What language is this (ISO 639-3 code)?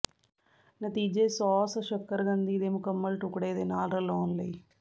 pan